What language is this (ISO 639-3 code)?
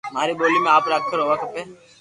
lrk